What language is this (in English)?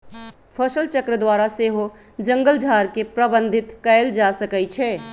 Magahi